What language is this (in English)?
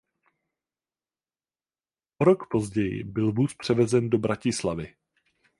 Czech